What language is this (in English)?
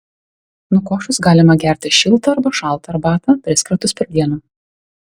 Lithuanian